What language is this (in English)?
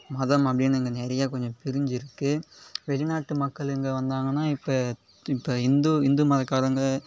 Tamil